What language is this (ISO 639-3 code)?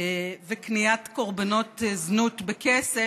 heb